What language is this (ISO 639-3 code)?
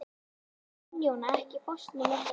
isl